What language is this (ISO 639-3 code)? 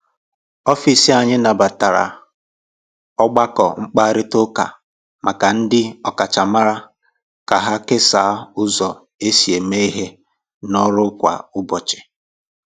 ibo